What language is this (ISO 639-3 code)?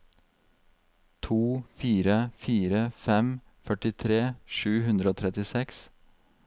nor